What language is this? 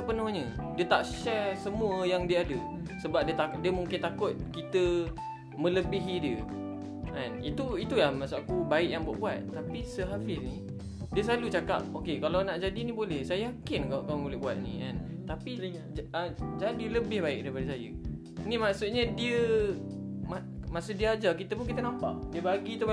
Malay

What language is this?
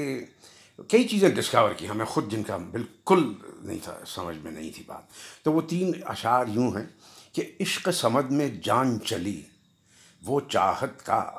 Urdu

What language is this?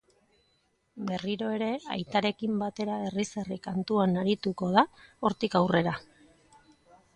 Basque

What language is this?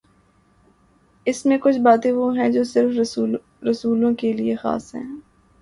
Urdu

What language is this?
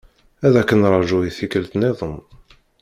Kabyle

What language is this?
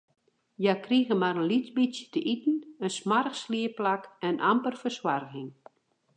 Western Frisian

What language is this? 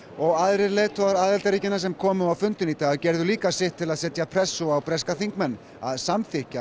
Icelandic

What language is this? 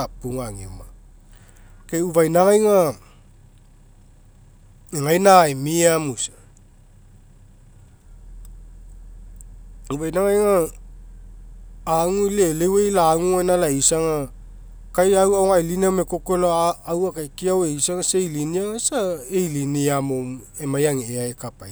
Mekeo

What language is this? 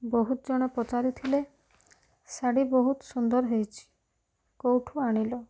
Odia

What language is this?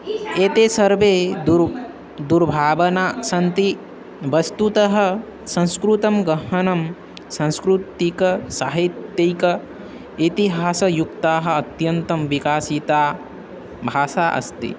Sanskrit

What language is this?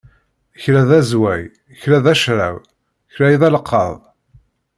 Kabyle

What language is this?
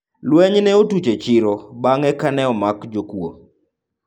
Luo (Kenya and Tanzania)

